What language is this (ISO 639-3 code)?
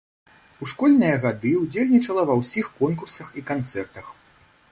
bel